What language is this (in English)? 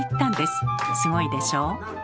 Japanese